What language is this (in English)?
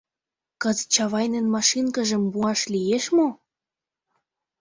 Mari